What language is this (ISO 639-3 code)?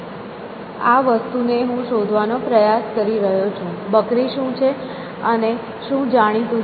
guj